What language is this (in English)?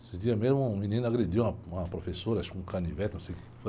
Portuguese